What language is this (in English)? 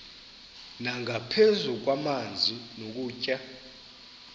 Xhosa